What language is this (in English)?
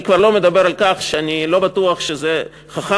Hebrew